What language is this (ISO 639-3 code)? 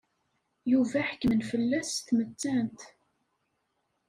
kab